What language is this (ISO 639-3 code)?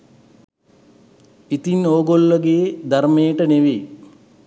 sin